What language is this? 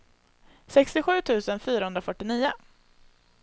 Swedish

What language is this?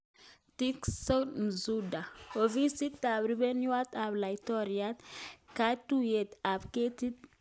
Kalenjin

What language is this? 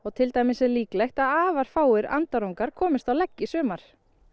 Icelandic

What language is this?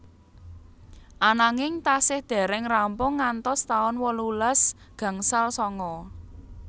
Javanese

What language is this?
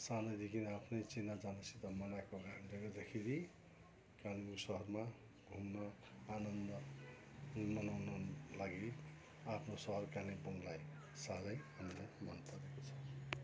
Nepali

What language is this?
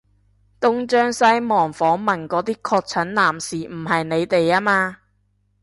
Cantonese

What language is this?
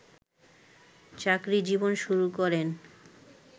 Bangla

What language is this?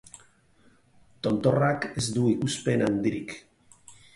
Basque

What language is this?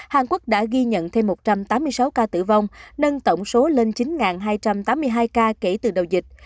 Vietnamese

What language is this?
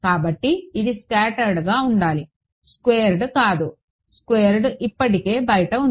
Telugu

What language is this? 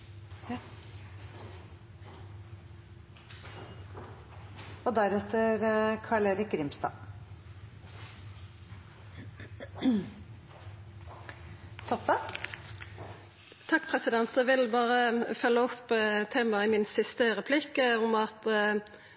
Norwegian Nynorsk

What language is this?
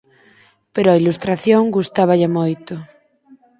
Galician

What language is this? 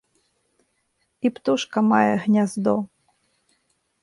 Belarusian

